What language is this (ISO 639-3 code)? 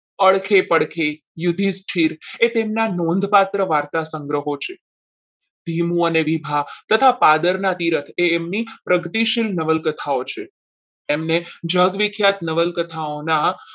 guj